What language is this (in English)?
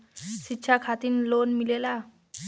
Bhojpuri